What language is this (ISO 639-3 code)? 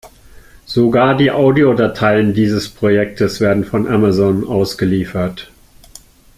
deu